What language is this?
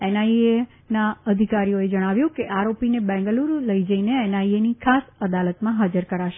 Gujarati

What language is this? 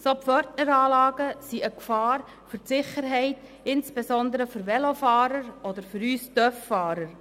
Swiss German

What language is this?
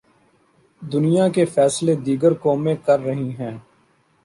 Urdu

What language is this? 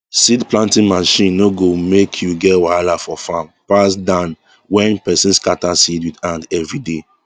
Nigerian Pidgin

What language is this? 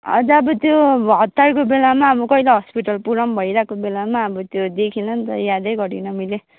Nepali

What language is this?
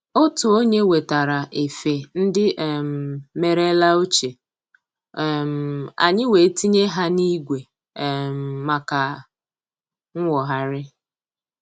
Igbo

